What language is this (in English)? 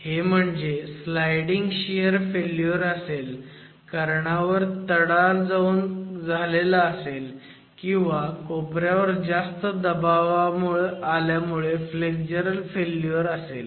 Marathi